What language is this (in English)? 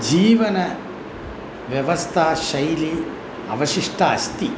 Sanskrit